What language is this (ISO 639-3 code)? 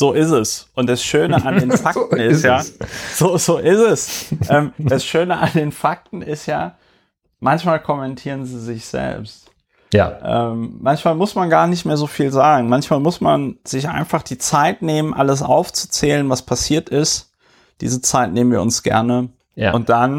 deu